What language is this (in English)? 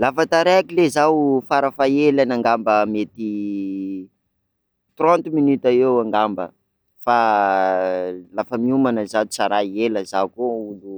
Sakalava Malagasy